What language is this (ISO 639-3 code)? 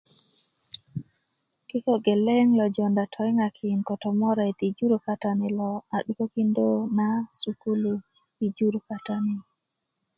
ukv